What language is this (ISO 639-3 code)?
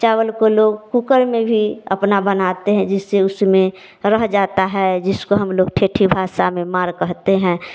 hin